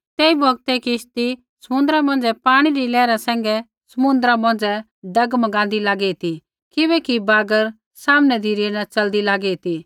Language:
Kullu Pahari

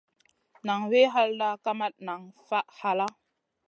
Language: Masana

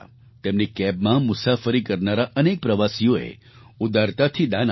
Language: Gujarati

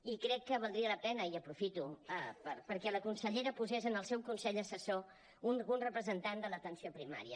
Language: Catalan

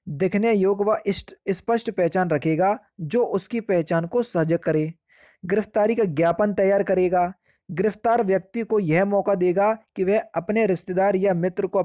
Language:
Hindi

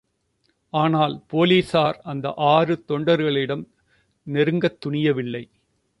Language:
Tamil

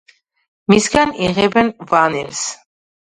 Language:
Georgian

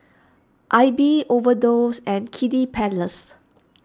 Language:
English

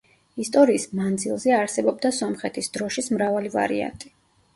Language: Georgian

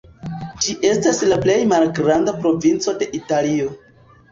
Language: Esperanto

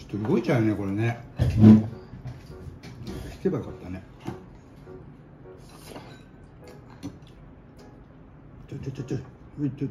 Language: Japanese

